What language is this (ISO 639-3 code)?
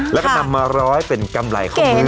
tha